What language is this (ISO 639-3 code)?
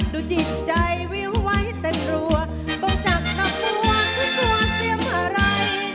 tha